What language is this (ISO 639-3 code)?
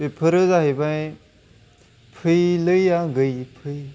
brx